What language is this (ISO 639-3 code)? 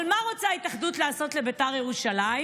heb